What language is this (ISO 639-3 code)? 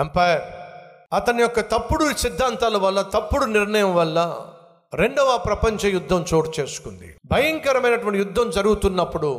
tel